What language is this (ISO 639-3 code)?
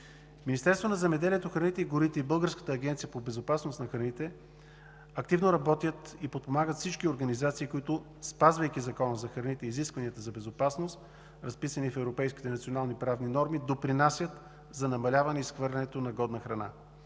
bul